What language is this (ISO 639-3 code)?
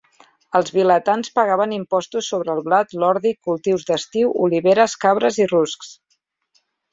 cat